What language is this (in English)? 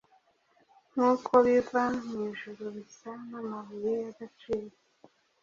Kinyarwanda